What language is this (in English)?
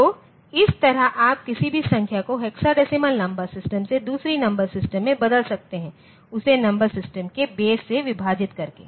Hindi